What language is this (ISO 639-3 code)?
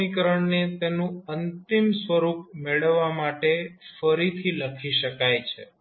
guj